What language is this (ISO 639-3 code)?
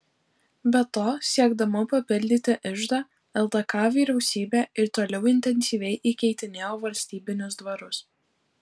lit